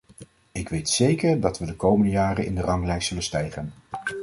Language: Dutch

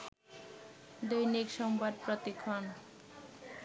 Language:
Bangla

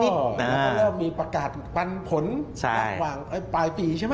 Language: Thai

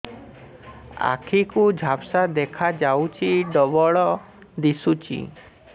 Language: Odia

